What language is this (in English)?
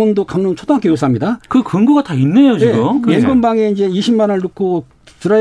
Korean